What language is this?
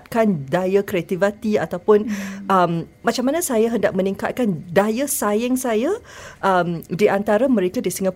Malay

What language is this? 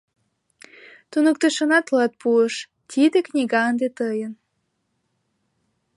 Mari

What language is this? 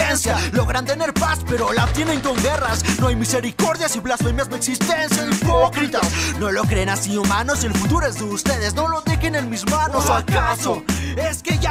Spanish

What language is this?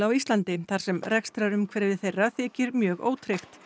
Icelandic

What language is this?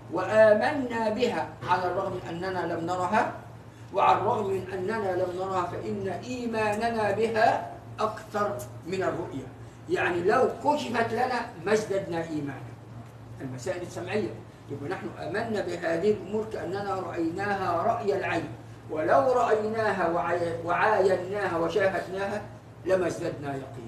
Arabic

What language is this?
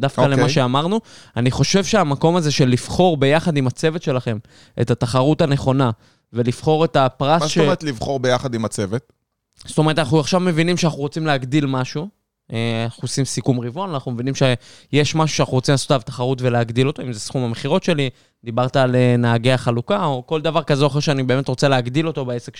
Hebrew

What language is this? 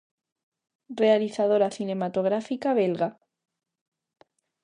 Galician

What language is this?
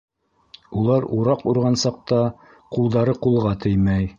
Bashkir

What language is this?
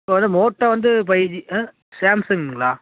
Tamil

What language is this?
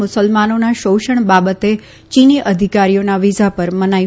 Gujarati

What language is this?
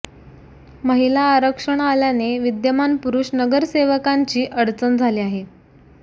Marathi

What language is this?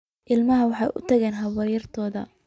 Somali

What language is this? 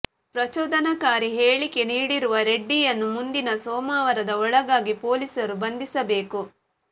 Kannada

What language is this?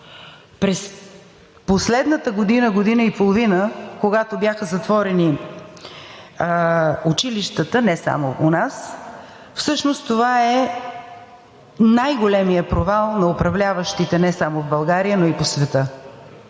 Bulgarian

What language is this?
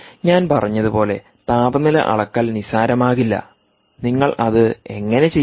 Malayalam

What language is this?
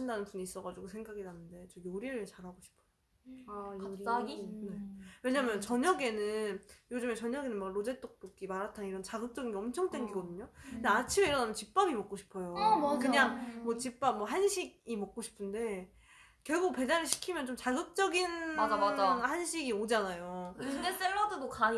Korean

